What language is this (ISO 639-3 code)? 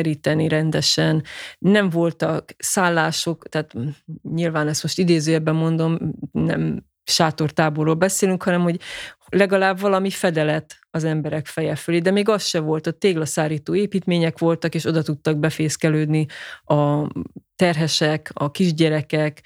hun